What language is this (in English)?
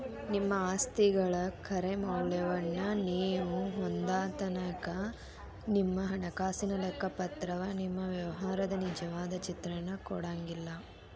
Kannada